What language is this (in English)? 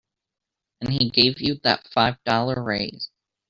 English